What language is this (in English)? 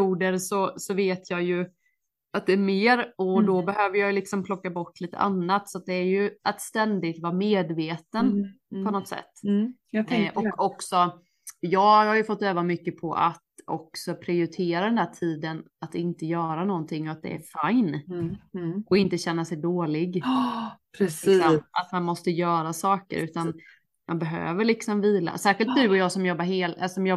Swedish